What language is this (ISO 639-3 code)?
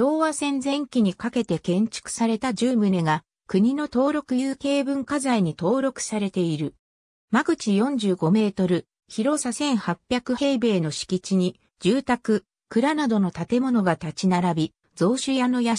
jpn